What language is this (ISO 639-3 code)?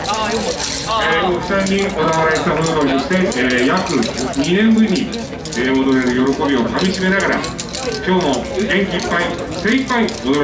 jpn